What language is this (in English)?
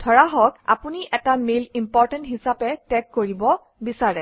Assamese